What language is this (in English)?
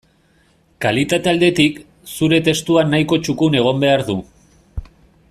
Basque